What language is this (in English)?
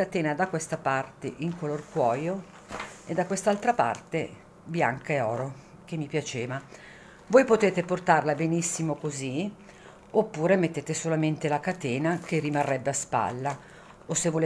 Italian